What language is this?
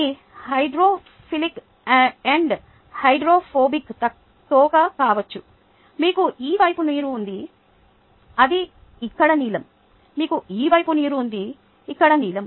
Telugu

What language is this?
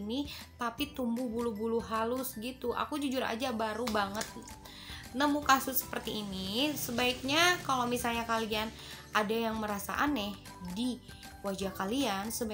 Indonesian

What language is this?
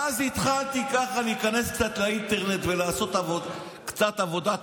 Hebrew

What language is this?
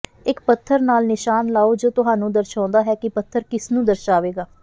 Punjabi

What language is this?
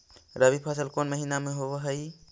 Magahi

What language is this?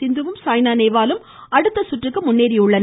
Tamil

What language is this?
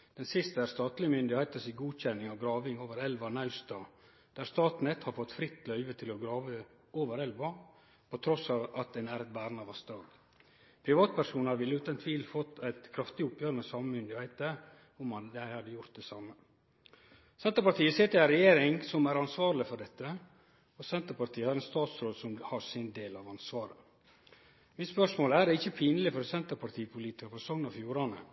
Norwegian Nynorsk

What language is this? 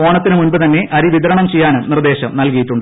Malayalam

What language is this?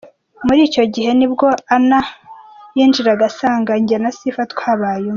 Kinyarwanda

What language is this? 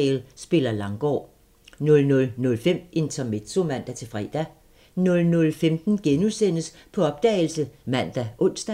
Danish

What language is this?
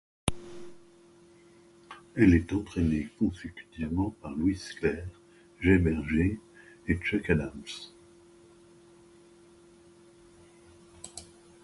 French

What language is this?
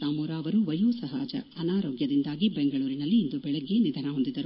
Kannada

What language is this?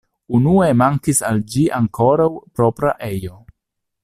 Esperanto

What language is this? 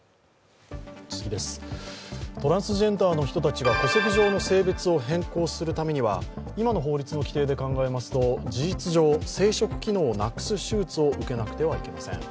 Japanese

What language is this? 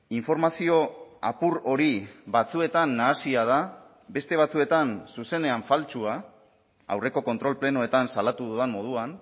Basque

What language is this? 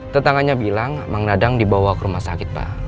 Indonesian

